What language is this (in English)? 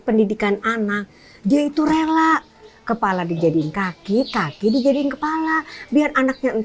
Indonesian